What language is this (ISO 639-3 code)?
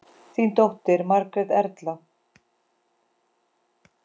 isl